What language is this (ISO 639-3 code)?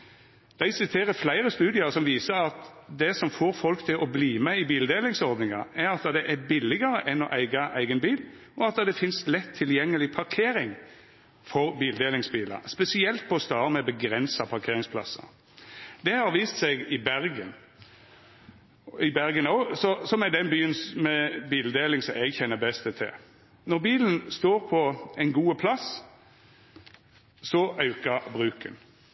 nno